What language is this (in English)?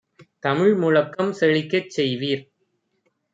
Tamil